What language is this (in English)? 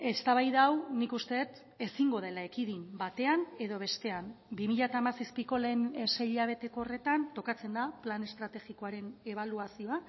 Basque